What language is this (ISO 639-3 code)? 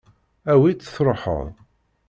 kab